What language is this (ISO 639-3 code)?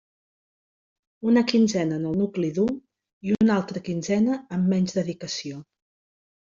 cat